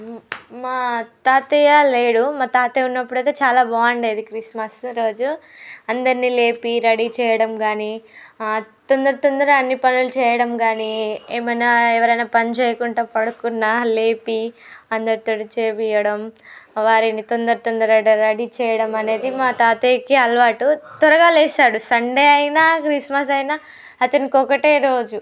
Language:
Telugu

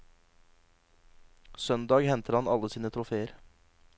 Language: Norwegian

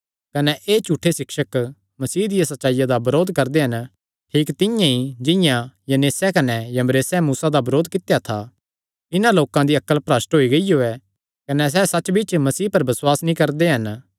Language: Kangri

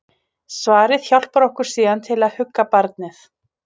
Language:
Icelandic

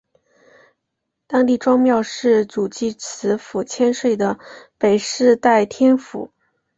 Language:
Chinese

